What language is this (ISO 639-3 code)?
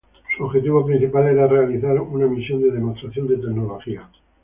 spa